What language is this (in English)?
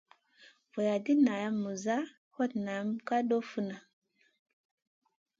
Masana